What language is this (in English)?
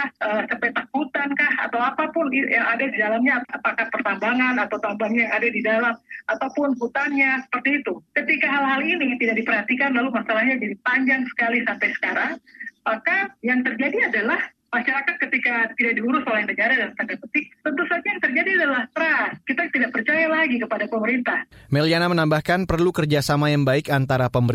Indonesian